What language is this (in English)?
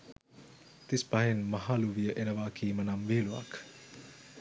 Sinhala